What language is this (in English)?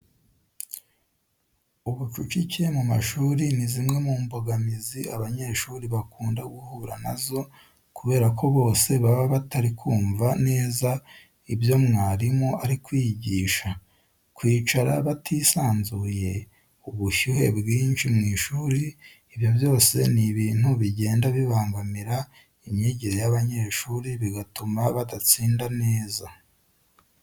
Kinyarwanda